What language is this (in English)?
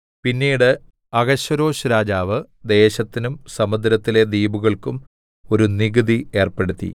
Malayalam